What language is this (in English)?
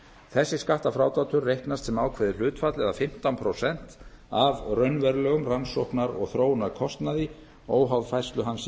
Icelandic